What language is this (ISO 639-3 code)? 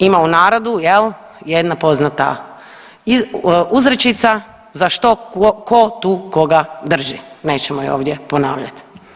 hrv